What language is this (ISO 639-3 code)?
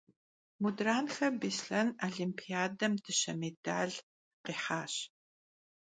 kbd